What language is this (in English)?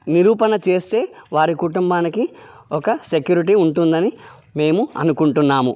Telugu